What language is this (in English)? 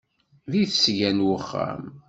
Kabyle